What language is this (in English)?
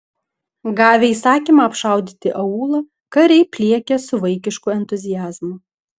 Lithuanian